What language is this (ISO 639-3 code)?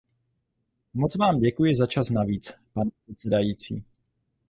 ces